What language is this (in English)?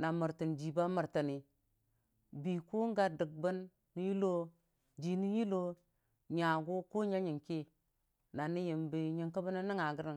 Dijim-Bwilim